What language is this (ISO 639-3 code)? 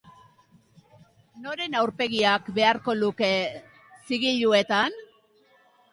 eus